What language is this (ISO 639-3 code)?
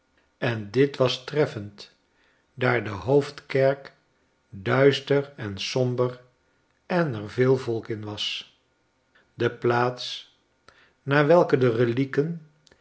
nld